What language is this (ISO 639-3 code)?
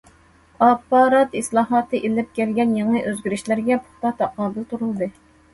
uig